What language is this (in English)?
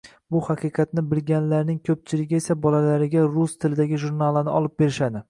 Uzbek